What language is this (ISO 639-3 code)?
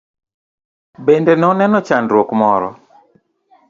luo